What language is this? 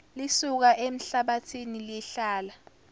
Zulu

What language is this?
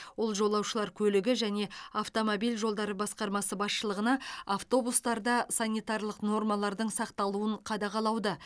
Kazakh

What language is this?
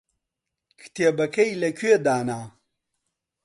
Central Kurdish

